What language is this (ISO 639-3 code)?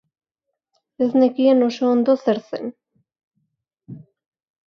eus